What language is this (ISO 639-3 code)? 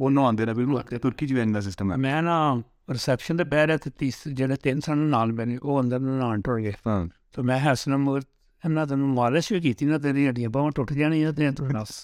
urd